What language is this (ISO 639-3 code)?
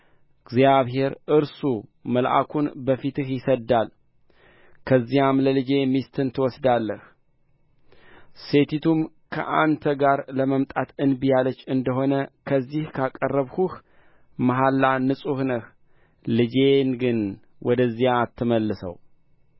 amh